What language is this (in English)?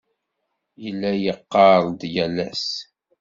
Kabyle